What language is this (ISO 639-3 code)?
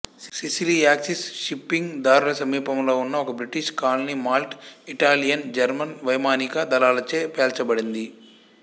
tel